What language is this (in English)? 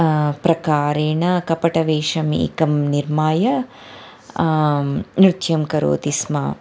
Sanskrit